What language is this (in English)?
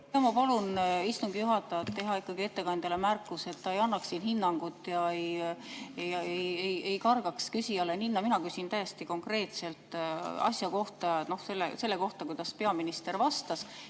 Estonian